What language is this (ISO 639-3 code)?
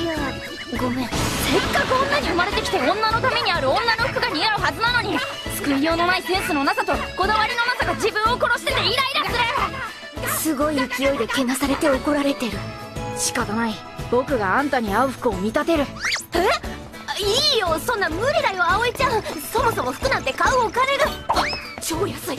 jpn